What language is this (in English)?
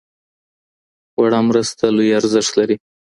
Pashto